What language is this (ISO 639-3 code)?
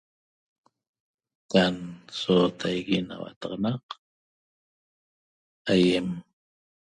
tob